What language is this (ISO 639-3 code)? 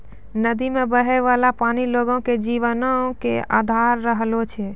mai